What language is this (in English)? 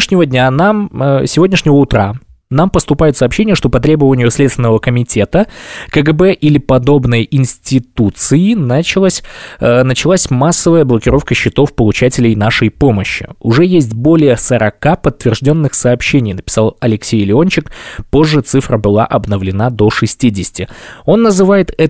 Russian